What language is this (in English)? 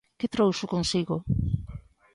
Galician